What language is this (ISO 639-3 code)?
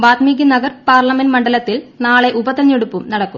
mal